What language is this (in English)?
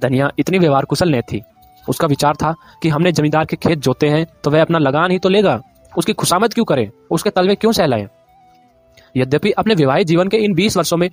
Hindi